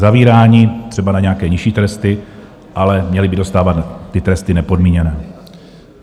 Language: Czech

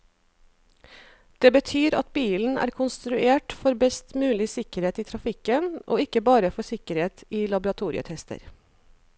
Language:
Norwegian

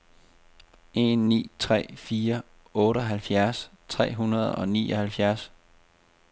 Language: Danish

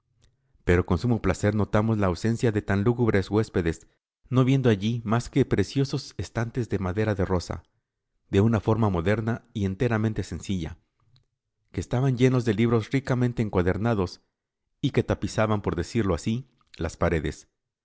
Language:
Spanish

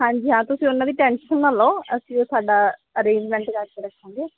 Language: Punjabi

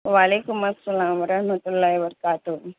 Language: Urdu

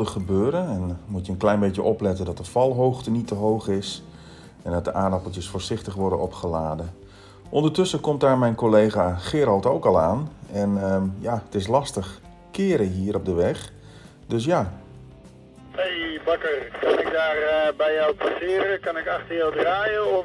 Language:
Dutch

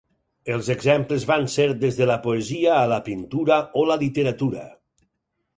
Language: Catalan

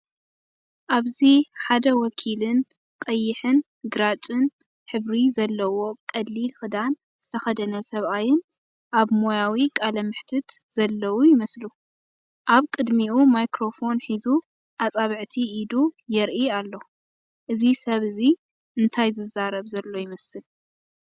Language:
Tigrinya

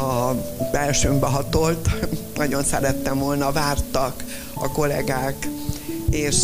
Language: Hungarian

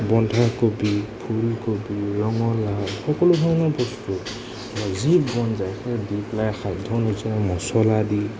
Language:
Assamese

